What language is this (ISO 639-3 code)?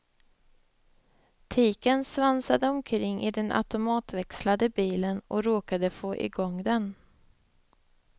swe